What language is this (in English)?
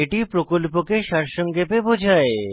Bangla